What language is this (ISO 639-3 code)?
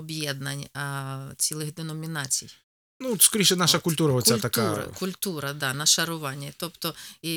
ukr